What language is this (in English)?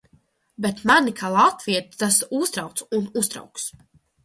Latvian